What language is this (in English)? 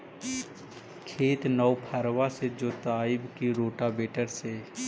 Magahi